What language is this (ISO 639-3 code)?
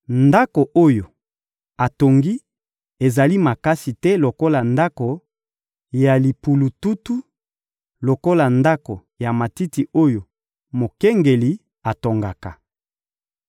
lin